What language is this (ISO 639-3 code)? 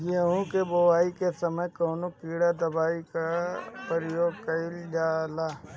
bho